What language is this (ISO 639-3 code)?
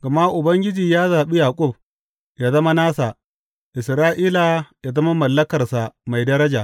hau